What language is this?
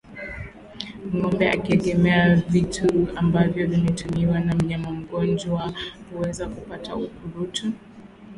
Swahili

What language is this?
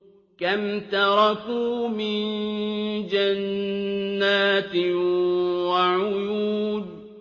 Arabic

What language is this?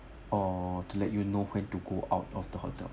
English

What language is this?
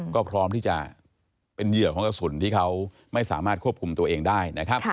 Thai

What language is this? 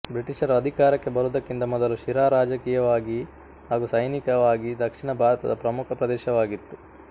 Kannada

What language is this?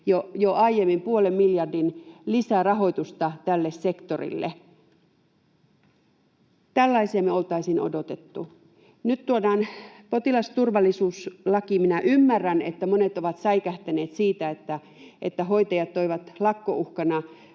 Finnish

